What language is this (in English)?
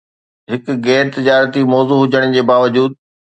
Sindhi